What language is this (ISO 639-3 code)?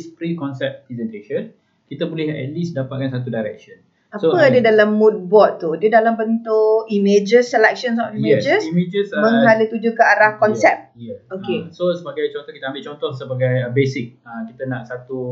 msa